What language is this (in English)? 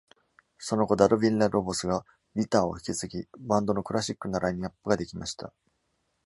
Japanese